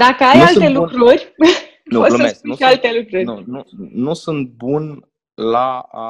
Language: Romanian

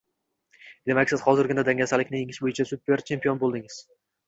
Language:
Uzbek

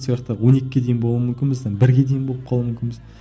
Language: Kazakh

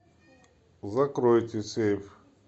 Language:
Russian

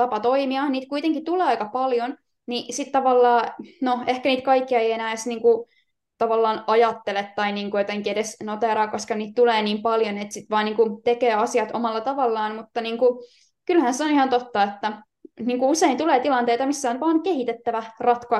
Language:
Finnish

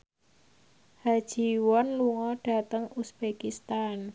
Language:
Javanese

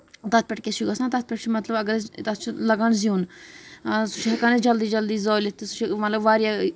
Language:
Kashmiri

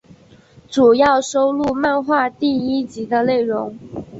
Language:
Chinese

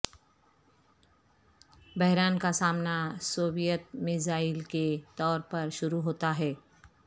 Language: Urdu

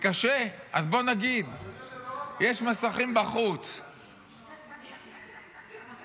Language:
Hebrew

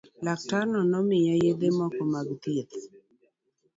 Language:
Luo (Kenya and Tanzania)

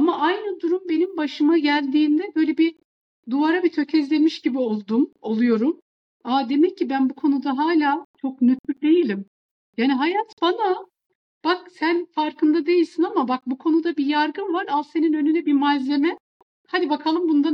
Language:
Turkish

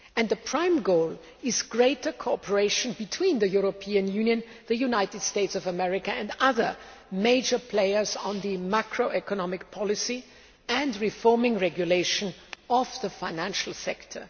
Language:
English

